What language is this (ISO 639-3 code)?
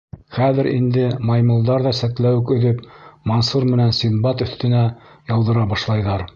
bak